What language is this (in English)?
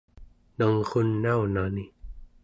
Central Yupik